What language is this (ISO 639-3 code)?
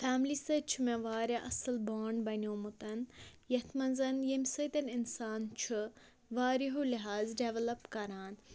kas